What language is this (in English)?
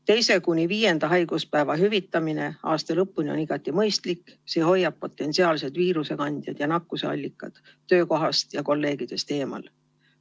Estonian